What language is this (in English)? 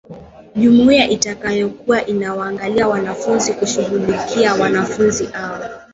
Swahili